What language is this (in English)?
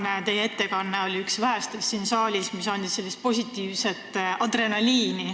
Estonian